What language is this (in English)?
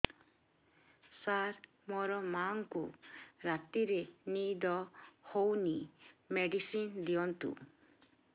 Odia